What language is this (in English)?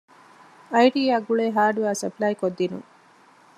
Divehi